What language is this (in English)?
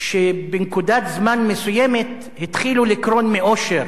Hebrew